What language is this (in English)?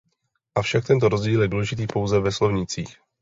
Czech